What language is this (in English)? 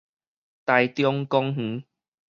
Min Nan Chinese